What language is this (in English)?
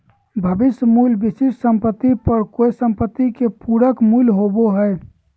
Magahi